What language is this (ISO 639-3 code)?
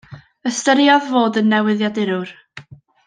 cym